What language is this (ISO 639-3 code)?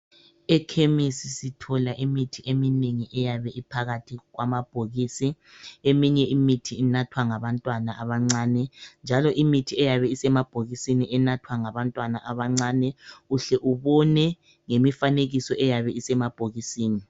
nde